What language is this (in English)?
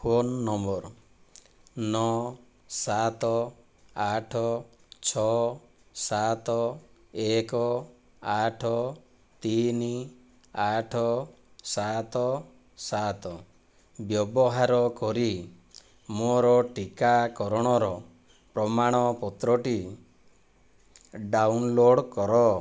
Odia